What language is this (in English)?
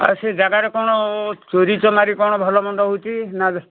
Odia